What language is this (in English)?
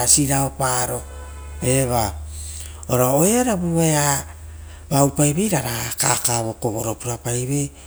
Rotokas